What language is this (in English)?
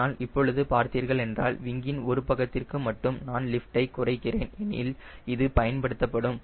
Tamil